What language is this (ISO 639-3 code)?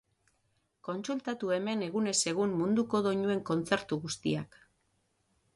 eus